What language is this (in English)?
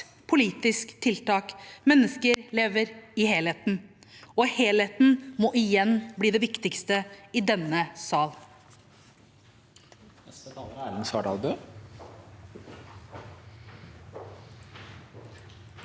Norwegian